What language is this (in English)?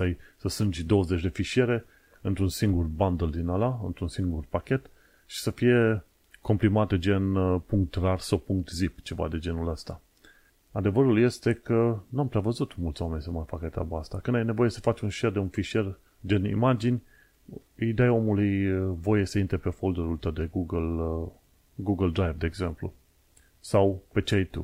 Romanian